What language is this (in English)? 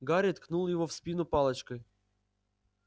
Russian